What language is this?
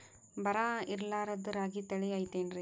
Kannada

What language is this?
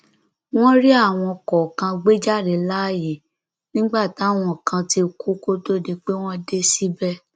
Yoruba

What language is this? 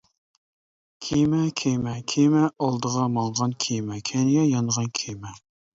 Uyghur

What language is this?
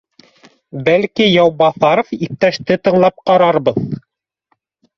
Bashkir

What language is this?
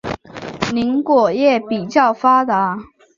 Chinese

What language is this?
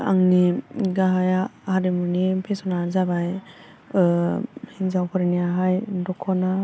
Bodo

